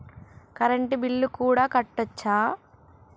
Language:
Telugu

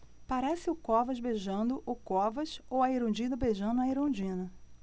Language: Portuguese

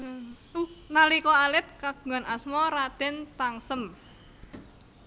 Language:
Javanese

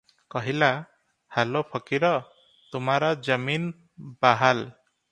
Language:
Odia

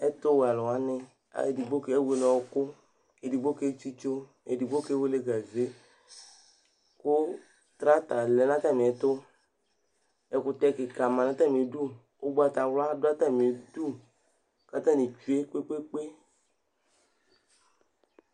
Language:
Ikposo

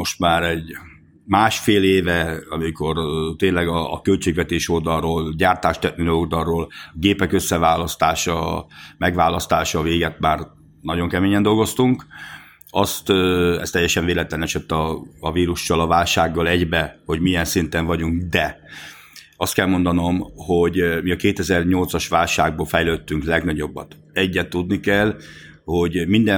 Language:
Hungarian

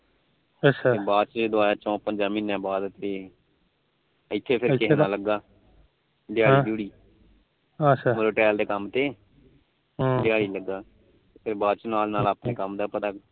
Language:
Punjabi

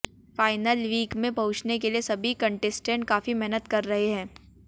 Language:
Hindi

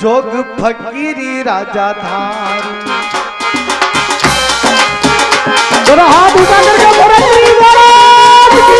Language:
Hindi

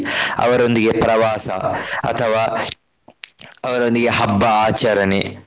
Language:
Kannada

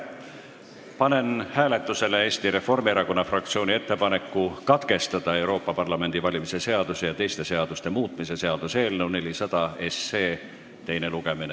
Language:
Estonian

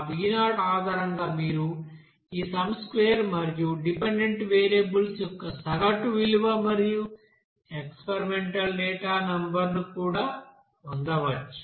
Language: Telugu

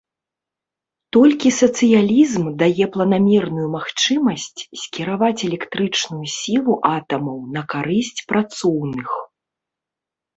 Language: Belarusian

